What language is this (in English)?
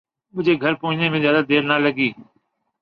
Urdu